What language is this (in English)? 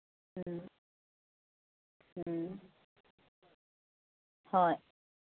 Manipuri